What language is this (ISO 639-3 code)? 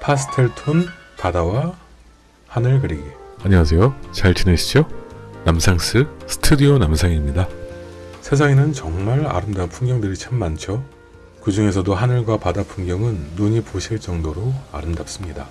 kor